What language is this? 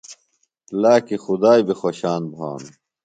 Phalura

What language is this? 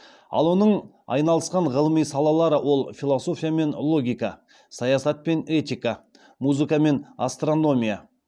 Kazakh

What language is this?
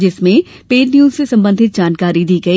Hindi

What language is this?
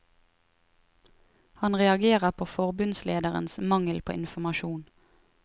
Norwegian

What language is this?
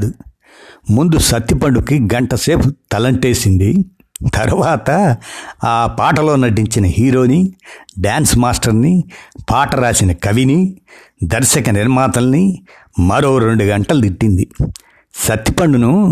Telugu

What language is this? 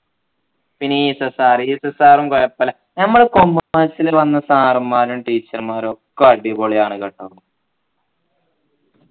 Malayalam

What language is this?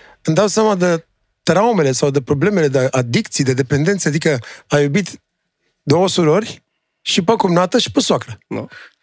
Romanian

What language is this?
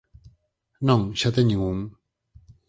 Galician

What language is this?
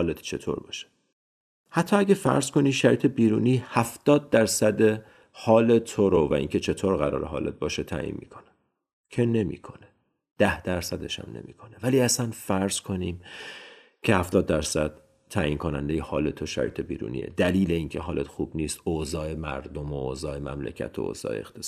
Persian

